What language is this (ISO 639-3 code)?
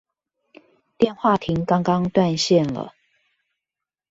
zho